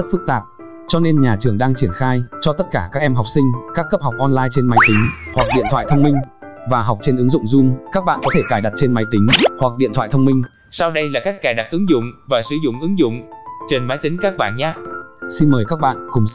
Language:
Vietnamese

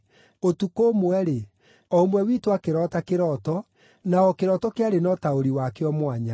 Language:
Kikuyu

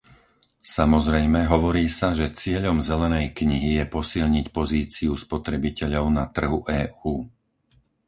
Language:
Slovak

